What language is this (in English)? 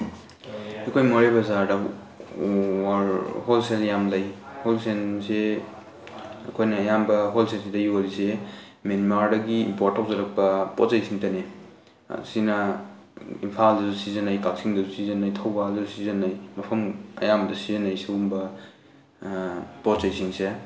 Manipuri